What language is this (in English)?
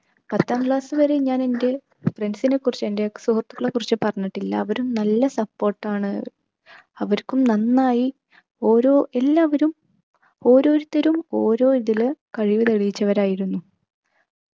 Malayalam